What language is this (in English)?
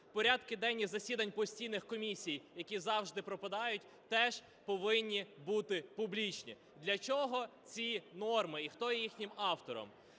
Ukrainian